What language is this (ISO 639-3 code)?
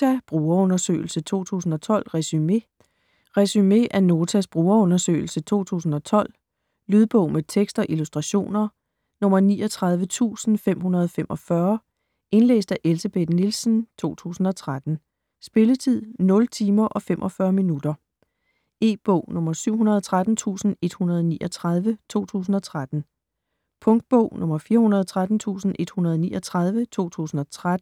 dan